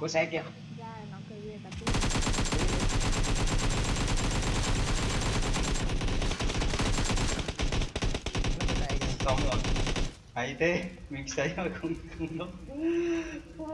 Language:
Vietnamese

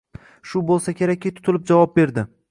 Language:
Uzbek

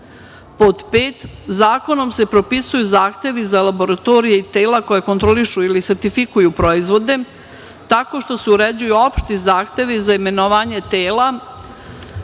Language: Serbian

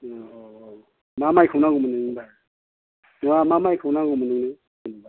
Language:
Bodo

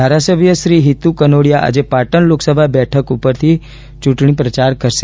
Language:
Gujarati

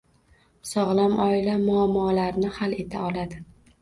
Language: Uzbek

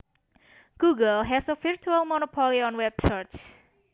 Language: Javanese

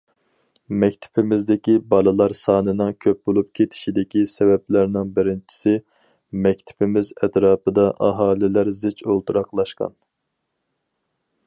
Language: Uyghur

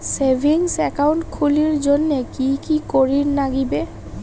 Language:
Bangla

